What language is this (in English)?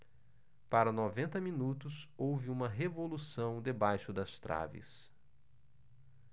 Portuguese